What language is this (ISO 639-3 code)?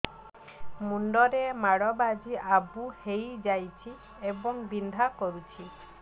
ori